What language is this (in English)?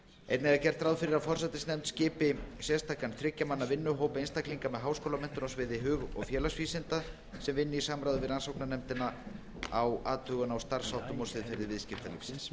Icelandic